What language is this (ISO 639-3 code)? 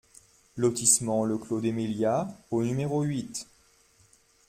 fra